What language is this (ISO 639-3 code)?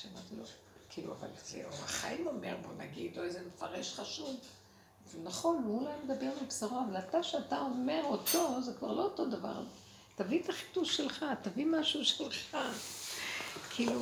heb